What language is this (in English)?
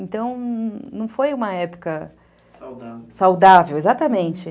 Portuguese